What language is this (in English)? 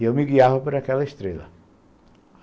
Portuguese